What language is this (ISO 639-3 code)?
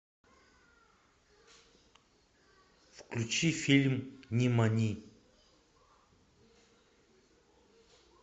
rus